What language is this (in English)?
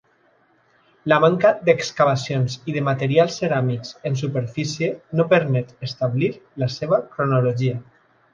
Catalan